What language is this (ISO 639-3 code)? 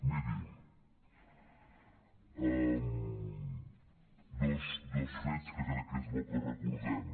cat